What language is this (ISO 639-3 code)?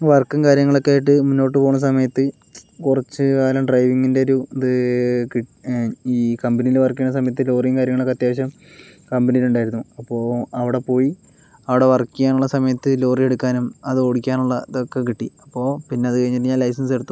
mal